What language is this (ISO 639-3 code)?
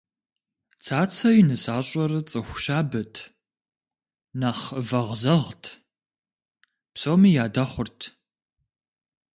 kbd